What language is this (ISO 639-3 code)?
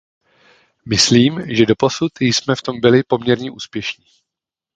ces